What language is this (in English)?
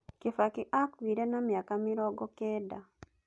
Kikuyu